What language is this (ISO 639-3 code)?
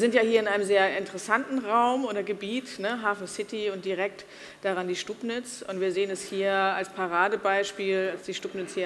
deu